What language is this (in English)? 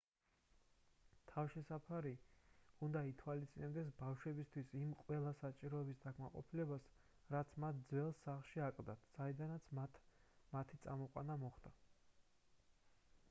Georgian